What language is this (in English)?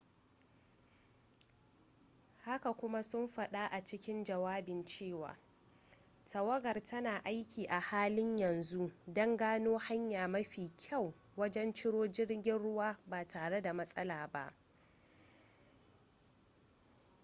Hausa